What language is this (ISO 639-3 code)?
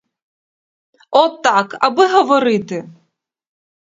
ukr